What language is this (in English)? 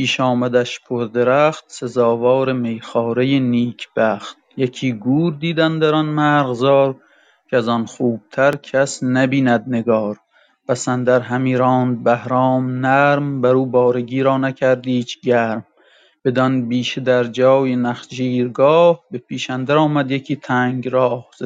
Persian